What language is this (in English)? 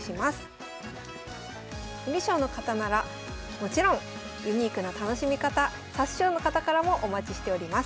Japanese